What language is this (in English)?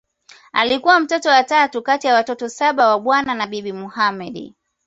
Swahili